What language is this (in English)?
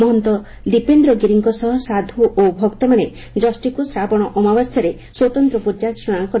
Odia